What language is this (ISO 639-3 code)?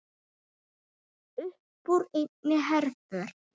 isl